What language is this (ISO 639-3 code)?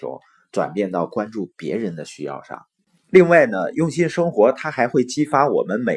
zho